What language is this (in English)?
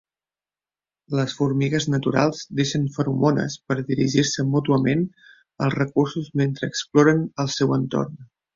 Catalan